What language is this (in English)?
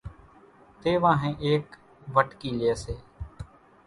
Kachi Koli